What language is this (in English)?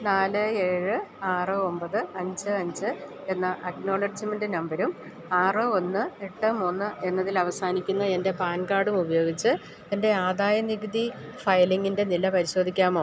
Malayalam